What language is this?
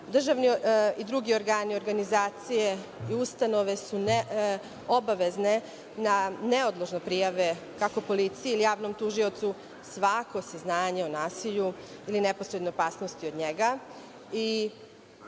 Serbian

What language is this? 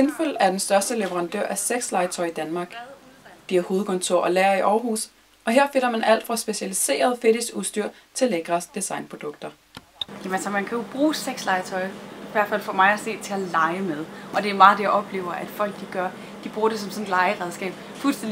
Danish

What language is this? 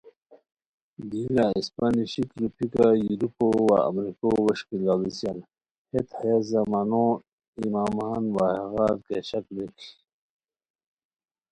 Khowar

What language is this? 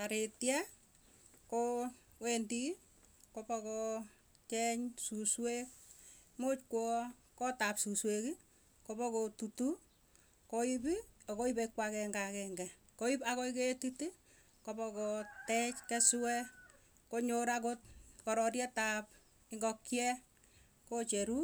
Tugen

